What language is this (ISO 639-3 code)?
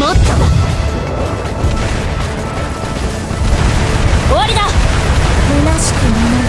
jpn